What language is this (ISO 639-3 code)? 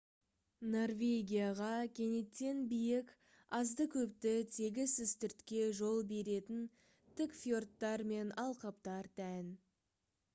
kaz